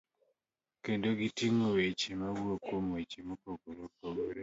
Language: Luo (Kenya and Tanzania)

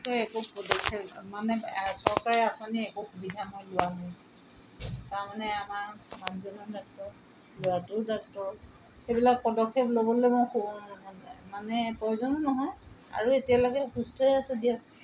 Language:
Assamese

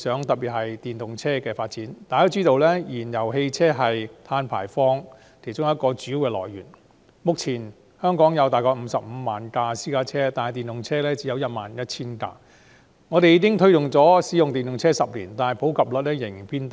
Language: Cantonese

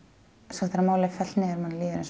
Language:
Icelandic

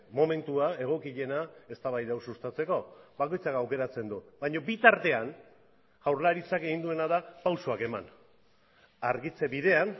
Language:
Basque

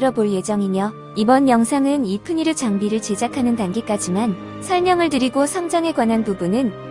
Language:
Korean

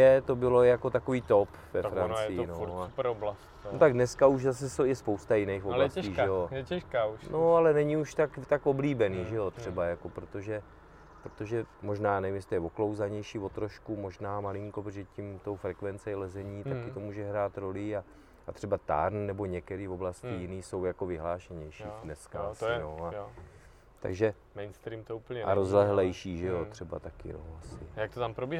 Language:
Czech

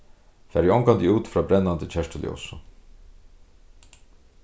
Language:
Faroese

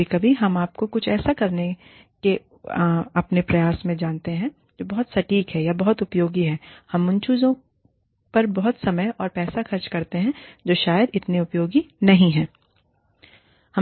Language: Hindi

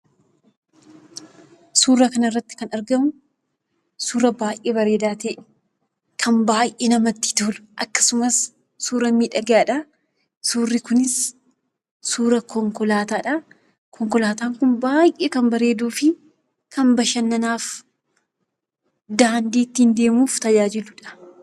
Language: Oromo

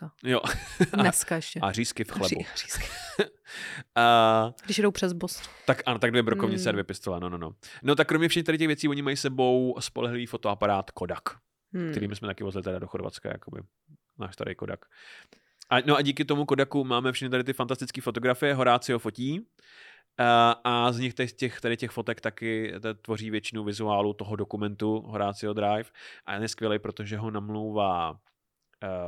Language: Czech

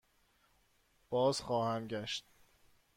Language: Persian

